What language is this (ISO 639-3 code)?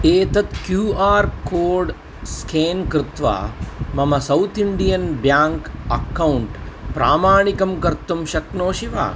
san